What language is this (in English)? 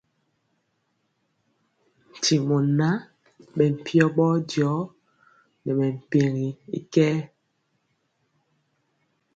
Mpiemo